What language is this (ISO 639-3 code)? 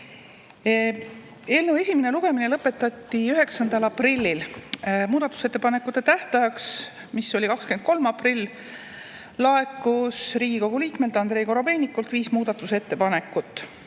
est